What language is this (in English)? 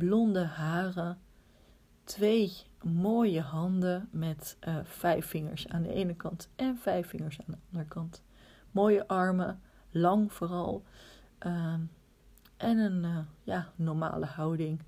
Dutch